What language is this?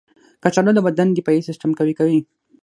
Pashto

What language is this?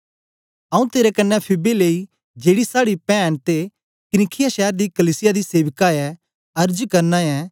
Dogri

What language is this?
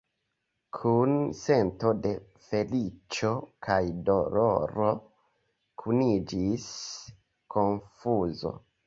Esperanto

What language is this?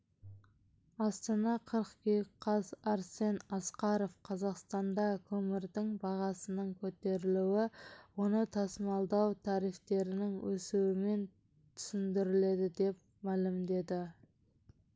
Kazakh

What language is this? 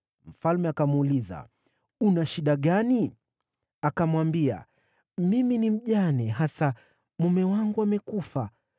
Swahili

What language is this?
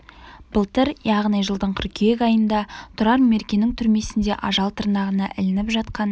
Kazakh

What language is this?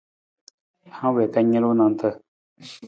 Nawdm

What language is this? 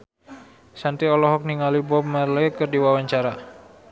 Sundanese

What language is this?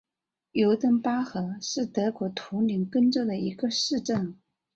Chinese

